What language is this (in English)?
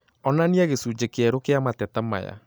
Kikuyu